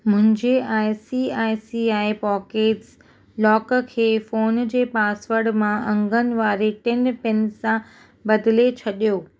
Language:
Sindhi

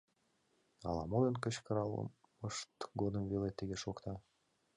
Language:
Mari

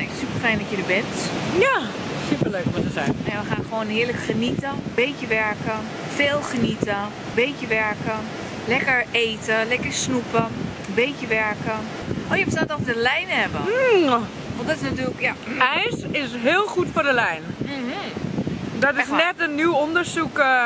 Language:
Dutch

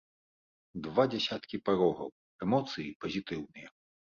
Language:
Belarusian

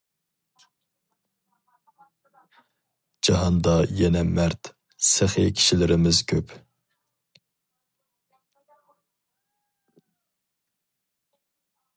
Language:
Uyghur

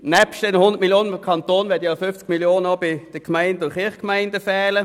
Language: Swiss German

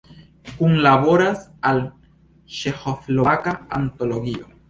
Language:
Esperanto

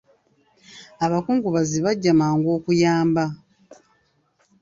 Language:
Ganda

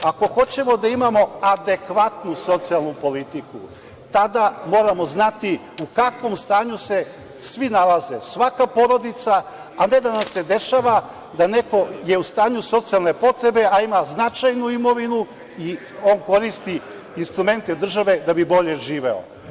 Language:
Serbian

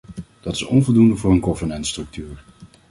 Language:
Dutch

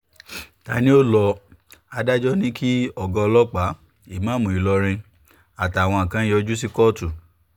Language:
Yoruba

